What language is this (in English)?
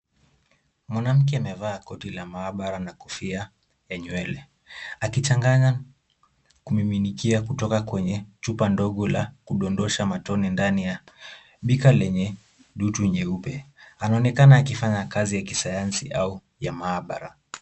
Swahili